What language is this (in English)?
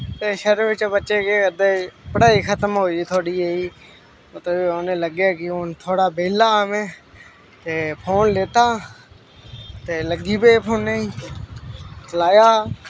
Dogri